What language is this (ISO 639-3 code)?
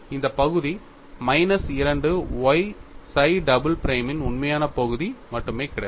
tam